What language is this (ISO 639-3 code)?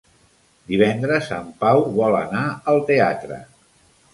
cat